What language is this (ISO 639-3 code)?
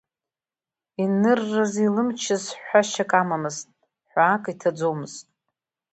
abk